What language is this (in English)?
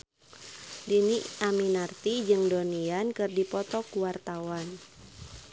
Sundanese